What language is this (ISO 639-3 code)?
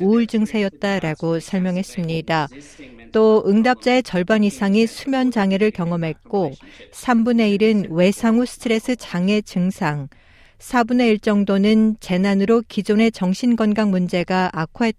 kor